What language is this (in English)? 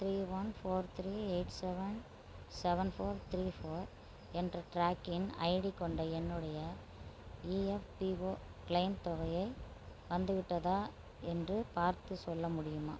Tamil